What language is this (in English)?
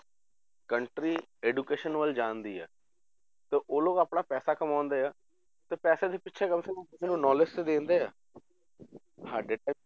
Punjabi